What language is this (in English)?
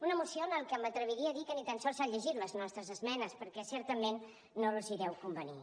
Catalan